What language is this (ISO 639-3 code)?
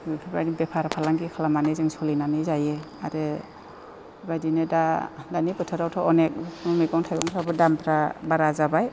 brx